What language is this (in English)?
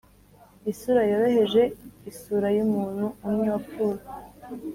Kinyarwanda